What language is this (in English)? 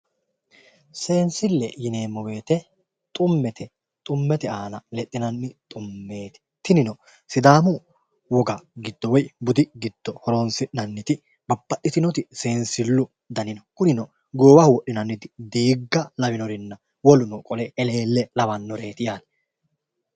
Sidamo